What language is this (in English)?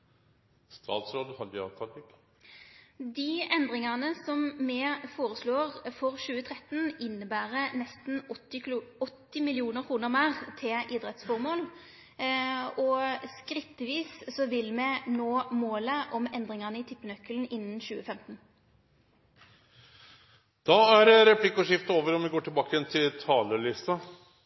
Norwegian Nynorsk